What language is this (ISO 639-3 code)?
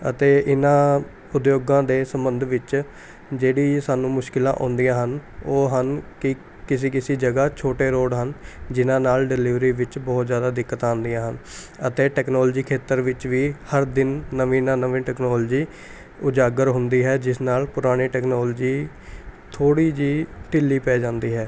pan